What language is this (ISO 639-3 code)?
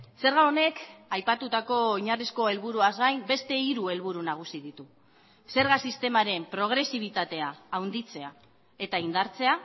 eus